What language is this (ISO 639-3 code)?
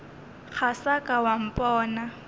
nso